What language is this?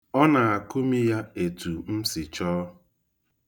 Igbo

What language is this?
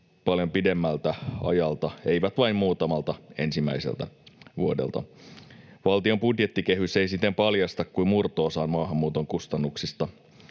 Finnish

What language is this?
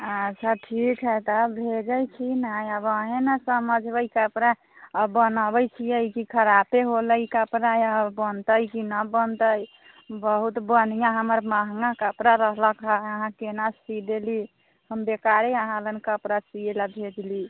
Maithili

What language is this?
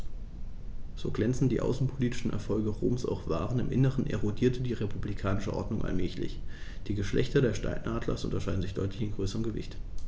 German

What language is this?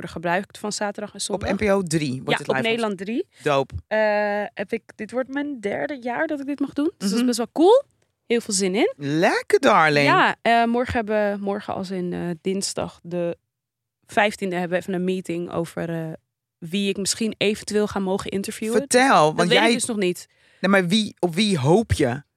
Dutch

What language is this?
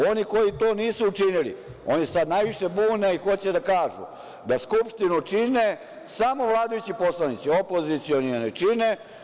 Serbian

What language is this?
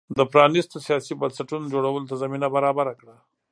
Pashto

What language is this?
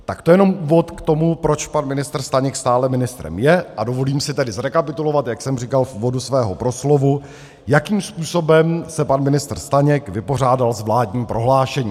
Czech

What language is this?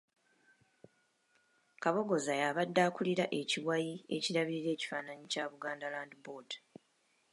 Ganda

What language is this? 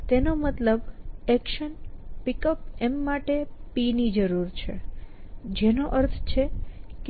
Gujarati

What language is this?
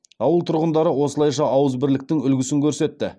Kazakh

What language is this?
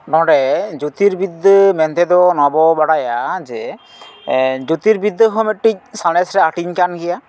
Santali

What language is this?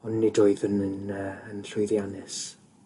Welsh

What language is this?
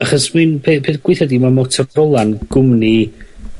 Welsh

